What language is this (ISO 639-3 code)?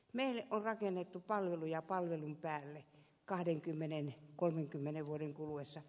fin